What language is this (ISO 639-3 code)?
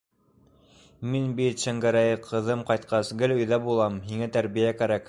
bak